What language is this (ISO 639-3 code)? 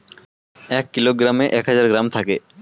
ben